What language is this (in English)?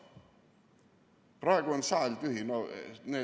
Estonian